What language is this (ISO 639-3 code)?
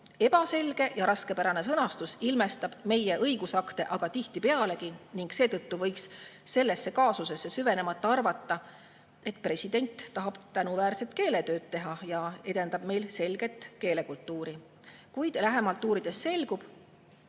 est